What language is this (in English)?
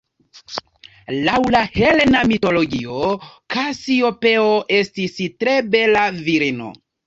Esperanto